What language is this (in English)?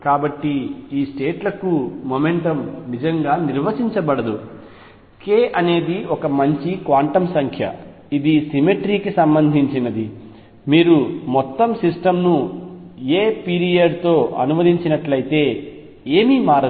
Telugu